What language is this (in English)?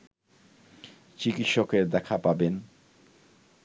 Bangla